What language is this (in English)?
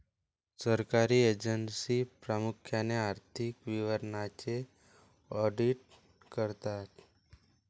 Marathi